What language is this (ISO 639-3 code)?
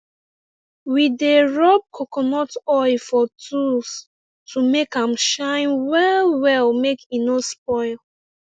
pcm